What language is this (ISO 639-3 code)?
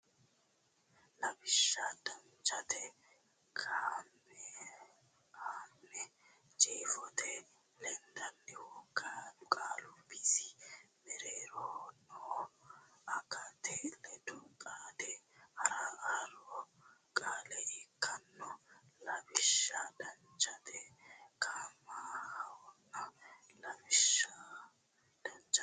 sid